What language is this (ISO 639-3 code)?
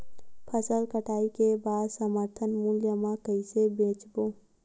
hne